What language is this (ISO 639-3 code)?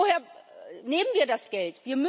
deu